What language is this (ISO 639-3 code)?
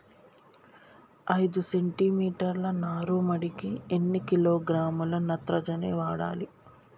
tel